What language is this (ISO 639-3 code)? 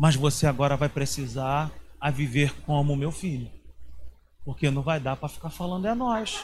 por